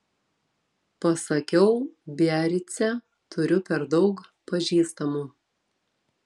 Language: Lithuanian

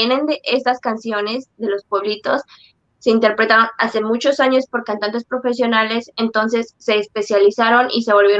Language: Spanish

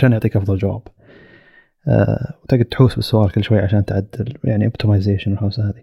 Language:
Arabic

